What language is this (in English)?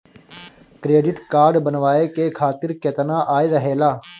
Bhojpuri